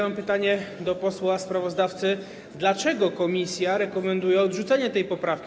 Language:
Polish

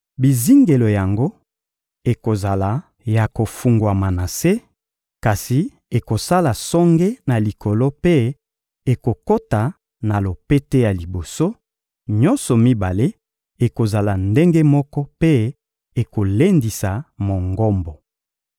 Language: Lingala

